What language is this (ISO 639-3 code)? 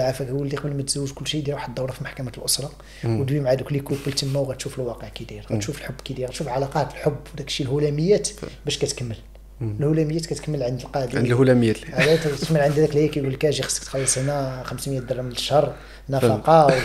ara